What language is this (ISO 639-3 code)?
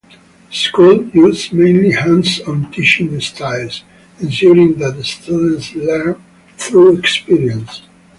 eng